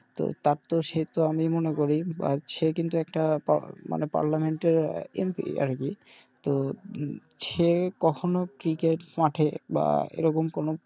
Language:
Bangla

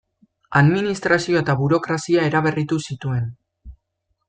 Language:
Basque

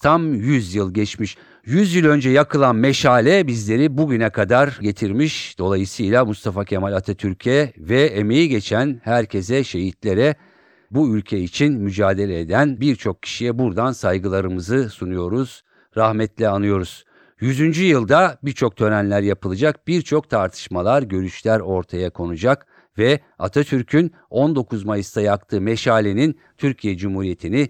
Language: Turkish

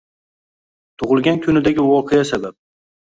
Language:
Uzbek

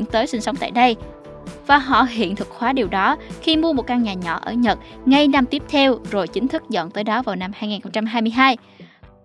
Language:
Vietnamese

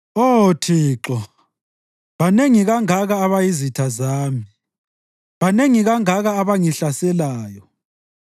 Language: North Ndebele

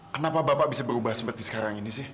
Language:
Indonesian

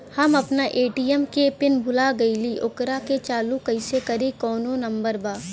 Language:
Bhojpuri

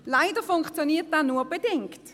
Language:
Swiss German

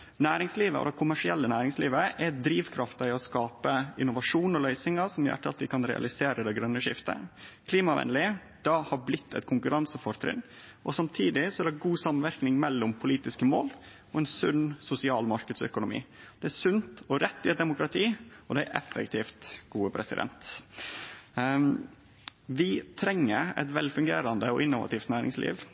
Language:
Norwegian Nynorsk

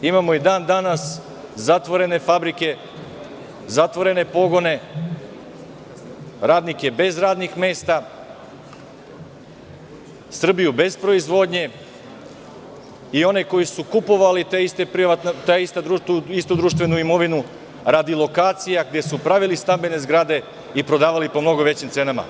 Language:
Serbian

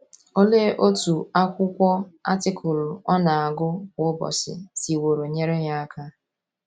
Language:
Igbo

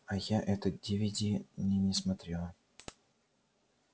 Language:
Russian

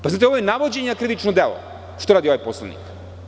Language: Serbian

